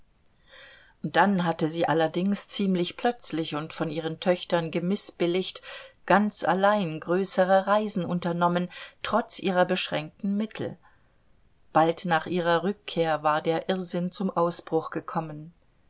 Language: German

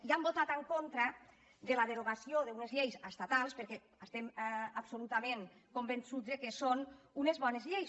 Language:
Catalan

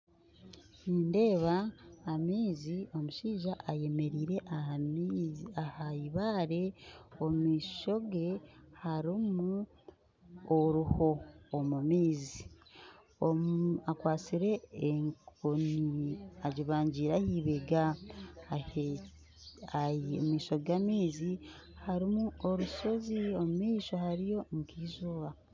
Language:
Nyankole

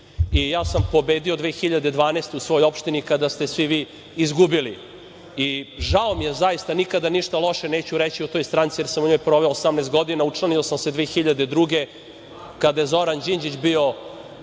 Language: Serbian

